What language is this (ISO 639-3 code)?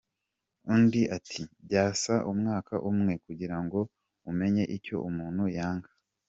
kin